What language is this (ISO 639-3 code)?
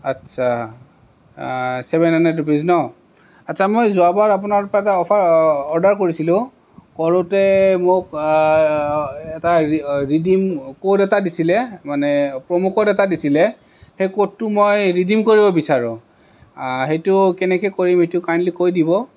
asm